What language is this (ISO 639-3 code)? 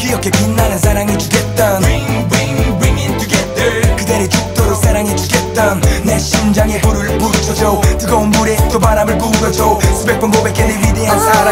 tha